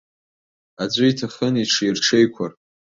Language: Abkhazian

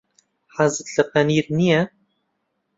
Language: Central Kurdish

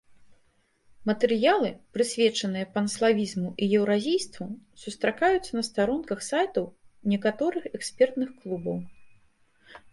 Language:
Belarusian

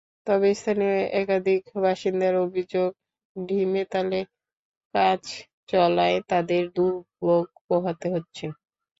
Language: Bangla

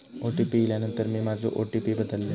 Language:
Marathi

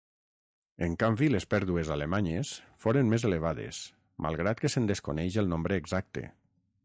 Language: Catalan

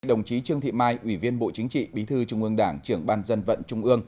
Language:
Vietnamese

